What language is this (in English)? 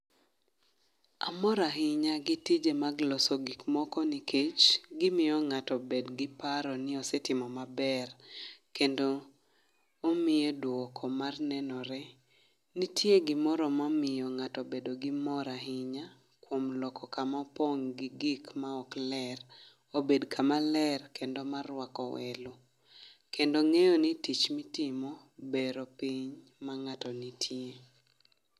Luo (Kenya and Tanzania)